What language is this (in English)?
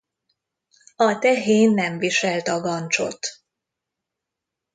Hungarian